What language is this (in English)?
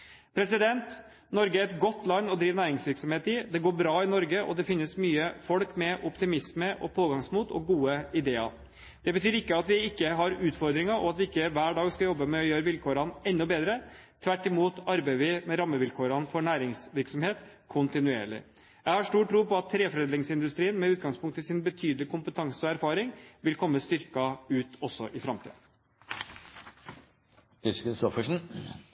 Norwegian Bokmål